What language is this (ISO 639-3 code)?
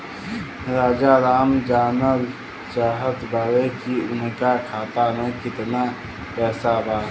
bho